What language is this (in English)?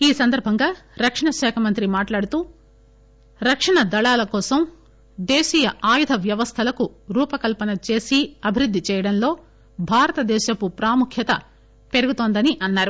Telugu